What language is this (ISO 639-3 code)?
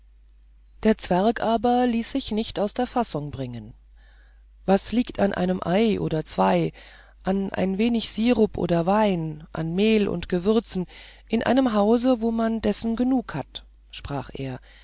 deu